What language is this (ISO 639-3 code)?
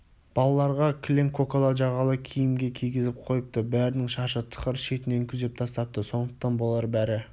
kaz